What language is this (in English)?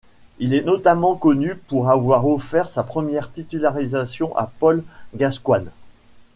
French